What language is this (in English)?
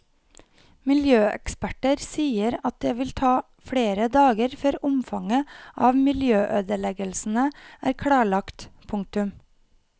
Norwegian